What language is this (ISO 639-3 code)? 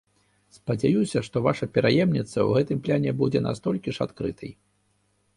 bel